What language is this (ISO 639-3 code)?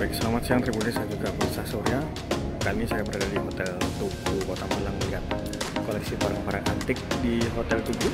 ind